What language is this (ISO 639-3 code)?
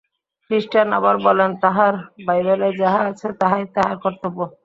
ben